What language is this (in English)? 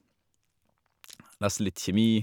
Norwegian